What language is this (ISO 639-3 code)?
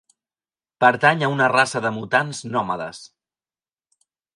cat